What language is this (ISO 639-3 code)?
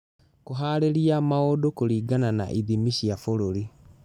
kik